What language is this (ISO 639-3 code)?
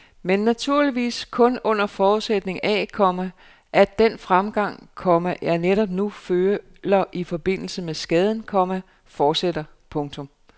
dan